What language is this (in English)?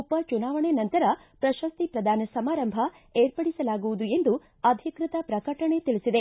Kannada